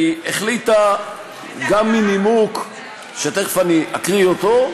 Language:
Hebrew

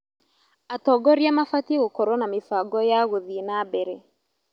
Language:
Kikuyu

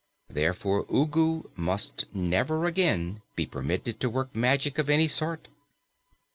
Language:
English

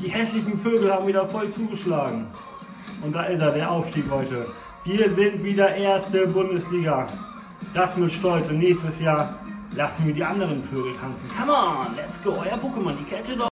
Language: German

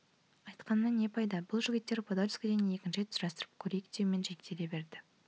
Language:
Kazakh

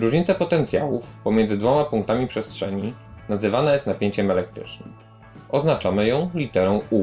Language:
Polish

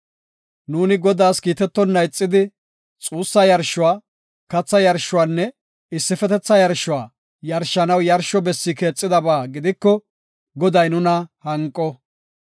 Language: Gofa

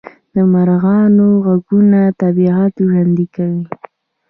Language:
Pashto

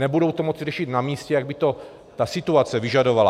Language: Czech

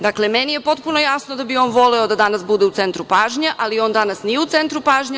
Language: Serbian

